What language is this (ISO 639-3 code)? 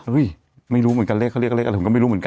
tha